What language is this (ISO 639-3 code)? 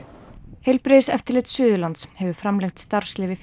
isl